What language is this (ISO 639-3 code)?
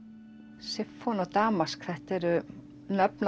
isl